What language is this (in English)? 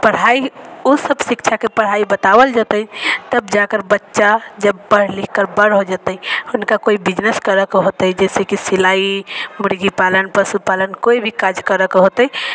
Maithili